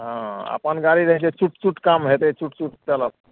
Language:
Maithili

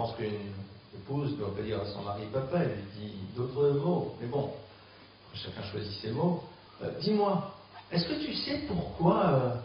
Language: French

